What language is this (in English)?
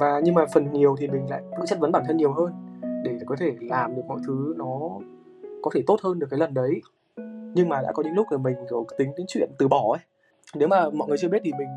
Vietnamese